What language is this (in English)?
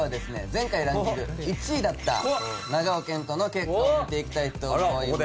Japanese